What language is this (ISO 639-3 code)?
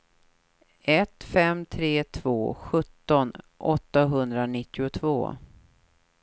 swe